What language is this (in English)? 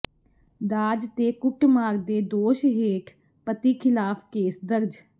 Punjabi